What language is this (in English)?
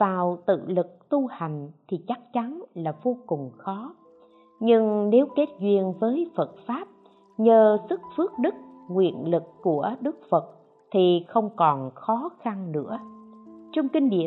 Vietnamese